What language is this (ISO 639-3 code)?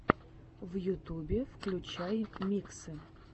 rus